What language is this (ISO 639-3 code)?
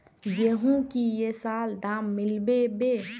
mag